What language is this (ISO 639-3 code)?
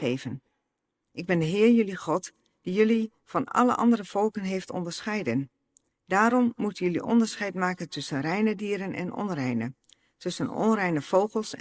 nld